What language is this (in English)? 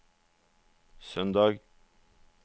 Norwegian